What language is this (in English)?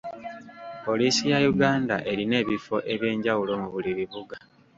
Ganda